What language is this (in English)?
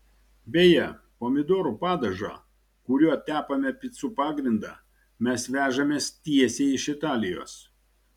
Lithuanian